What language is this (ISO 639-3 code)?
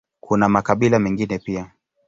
swa